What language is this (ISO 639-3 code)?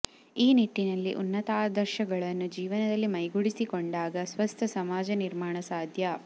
kan